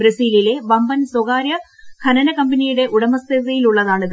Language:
Malayalam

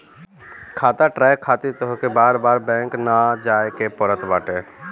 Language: Bhojpuri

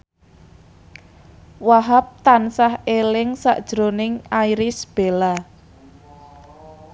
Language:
Javanese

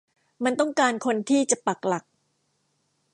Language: Thai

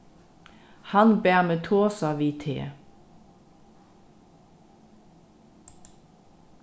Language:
Faroese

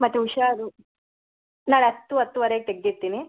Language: Kannada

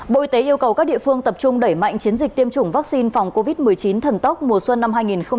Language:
Vietnamese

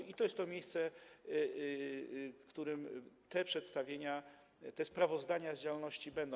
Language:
Polish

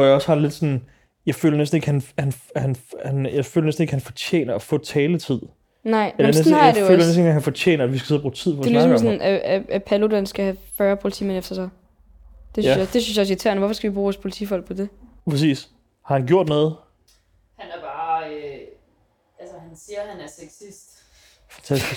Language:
Danish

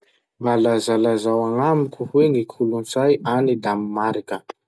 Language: Masikoro Malagasy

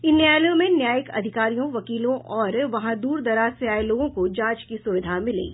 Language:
Hindi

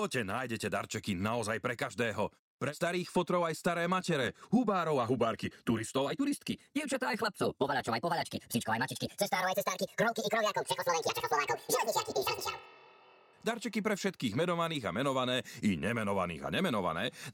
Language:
Slovak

